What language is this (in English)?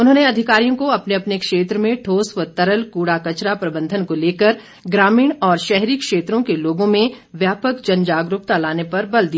Hindi